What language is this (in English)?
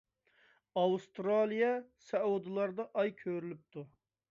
Uyghur